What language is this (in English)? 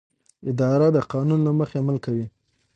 Pashto